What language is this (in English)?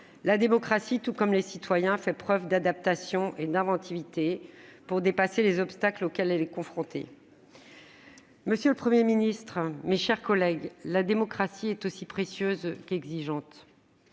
French